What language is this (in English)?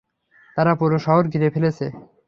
Bangla